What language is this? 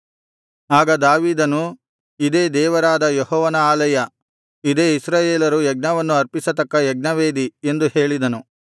Kannada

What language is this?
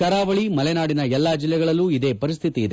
Kannada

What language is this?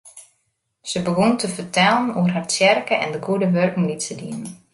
Western Frisian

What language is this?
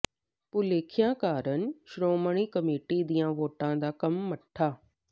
Punjabi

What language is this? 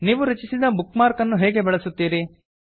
Kannada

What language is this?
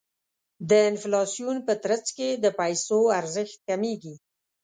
Pashto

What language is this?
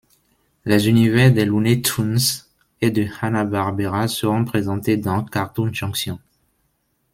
French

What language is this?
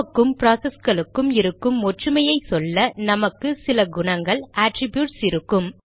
Tamil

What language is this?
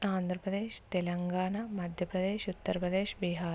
Telugu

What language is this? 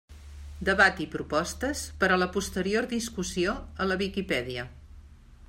Catalan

